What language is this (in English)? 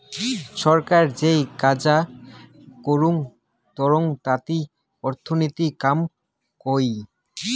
Bangla